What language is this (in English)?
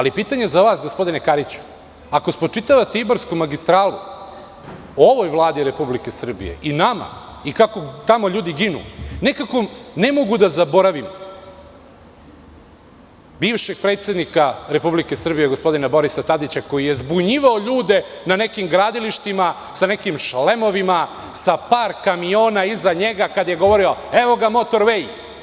Serbian